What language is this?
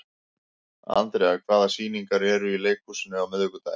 Icelandic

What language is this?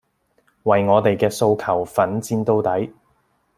Cantonese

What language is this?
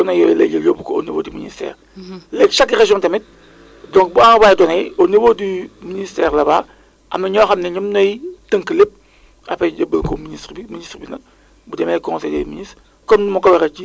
Wolof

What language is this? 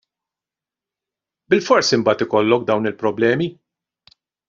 Maltese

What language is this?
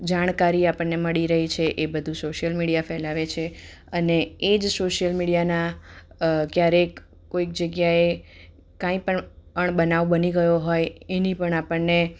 Gujarati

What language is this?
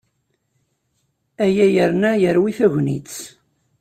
Kabyle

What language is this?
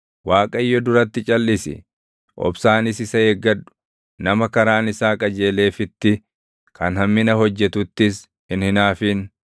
Oromo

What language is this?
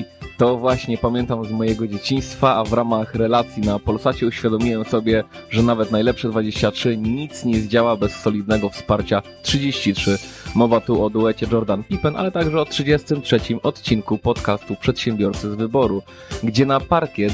Polish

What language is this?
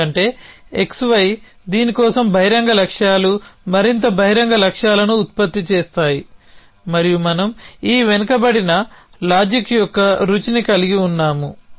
Telugu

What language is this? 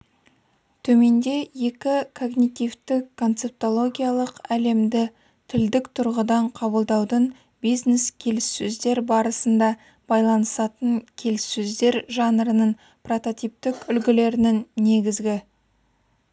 Kazakh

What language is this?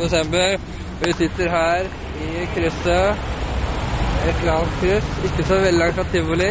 Norwegian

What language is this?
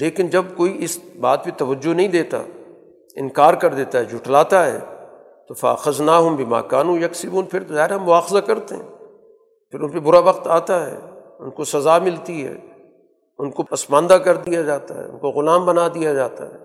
Urdu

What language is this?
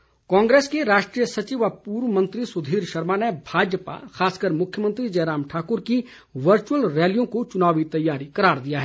Hindi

